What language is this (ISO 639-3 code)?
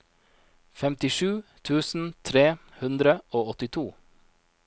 nor